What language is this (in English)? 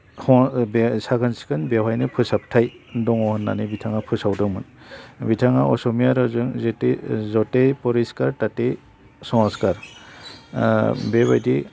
Bodo